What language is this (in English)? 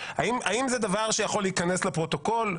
Hebrew